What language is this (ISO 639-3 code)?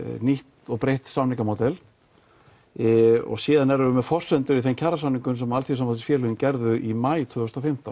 isl